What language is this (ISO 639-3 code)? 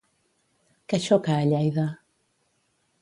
cat